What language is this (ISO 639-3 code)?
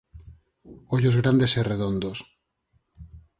glg